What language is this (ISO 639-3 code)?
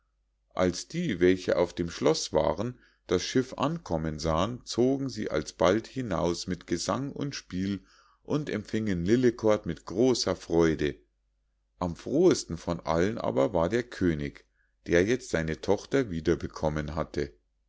deu